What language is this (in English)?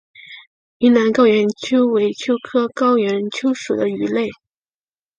Chinese